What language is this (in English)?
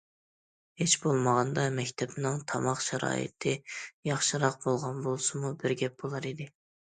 Uyghur